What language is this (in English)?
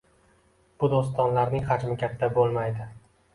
Uzbek